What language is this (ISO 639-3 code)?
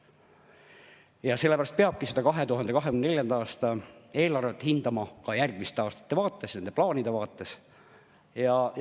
est